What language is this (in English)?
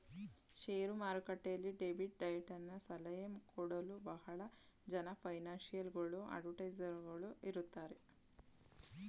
Kannada